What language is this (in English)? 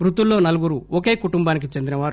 Telugu